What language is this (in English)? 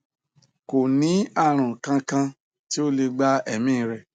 Yoruba